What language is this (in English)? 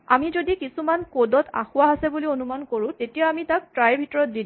Assamese